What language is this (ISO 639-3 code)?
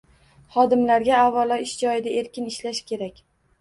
uzb